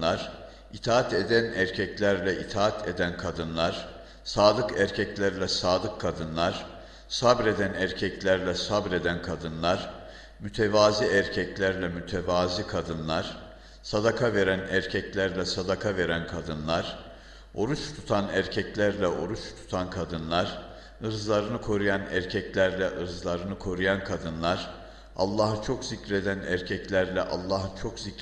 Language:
Turkish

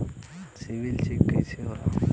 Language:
Bhojpuri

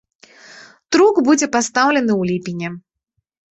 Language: Belarusian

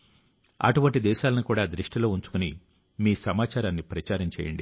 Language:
Telugu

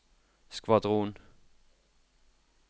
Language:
Norwegian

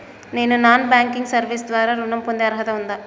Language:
Telugu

